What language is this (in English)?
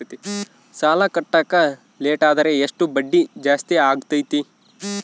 Kannada